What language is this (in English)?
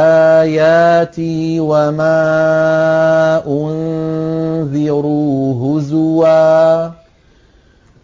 Arabic